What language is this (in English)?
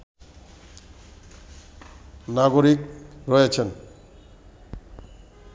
Bangla